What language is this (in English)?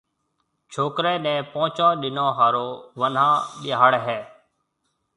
Marwari (Pakistan)